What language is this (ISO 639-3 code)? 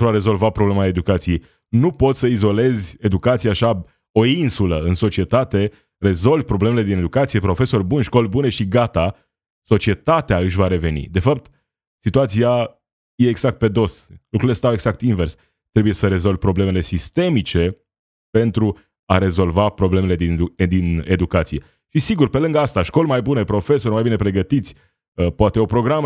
ron